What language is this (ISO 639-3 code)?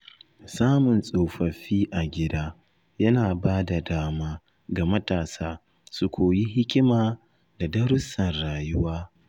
hau